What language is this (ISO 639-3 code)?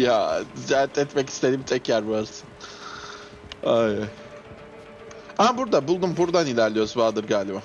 tur